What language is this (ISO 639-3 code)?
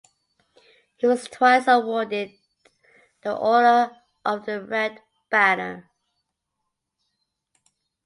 eng